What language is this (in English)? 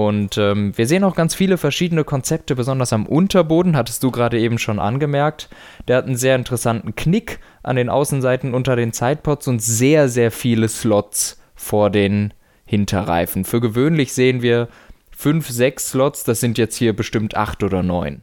German